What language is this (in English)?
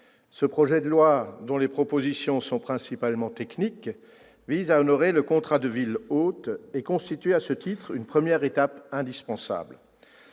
French